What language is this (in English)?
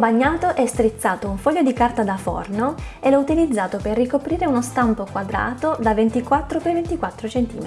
Italian